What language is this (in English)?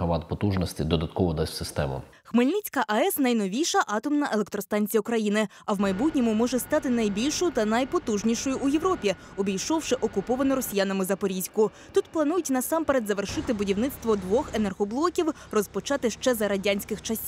Ukrainian